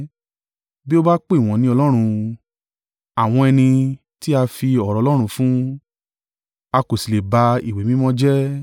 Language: Yoruba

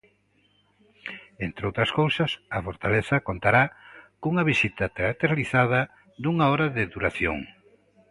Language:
Galician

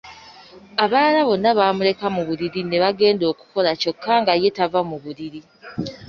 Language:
Ganda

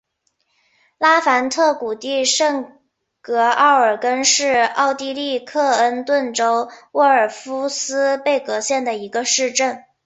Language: Chinese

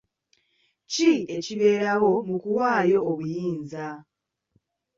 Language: Ganda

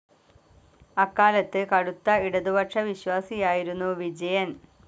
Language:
Malayalam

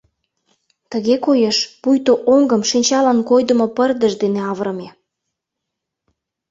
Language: Mari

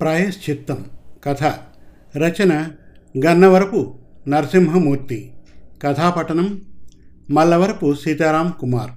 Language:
Telugu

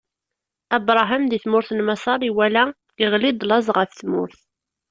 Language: Kabyle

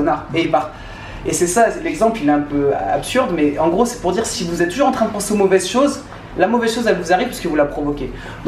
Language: French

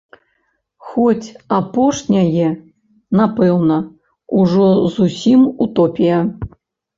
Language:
Belarusian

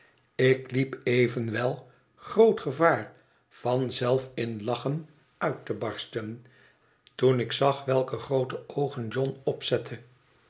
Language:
Dutch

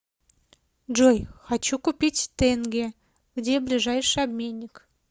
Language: Russian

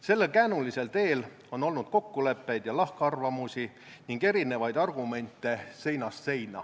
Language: Estonian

